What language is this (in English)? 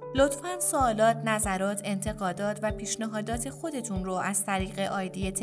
Persian